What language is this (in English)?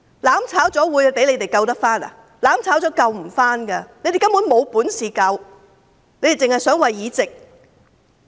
Cantonese